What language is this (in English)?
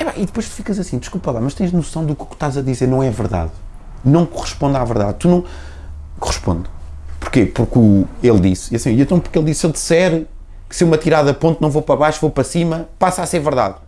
Portuguese